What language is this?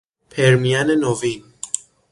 Persian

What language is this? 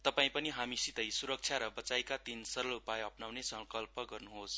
Nepali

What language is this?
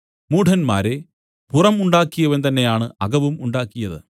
Malayalam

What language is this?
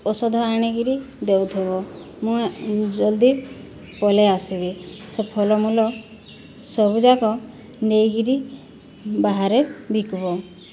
Odia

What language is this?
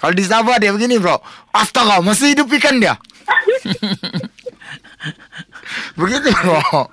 Malay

